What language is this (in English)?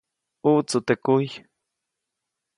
Copainalá Zoque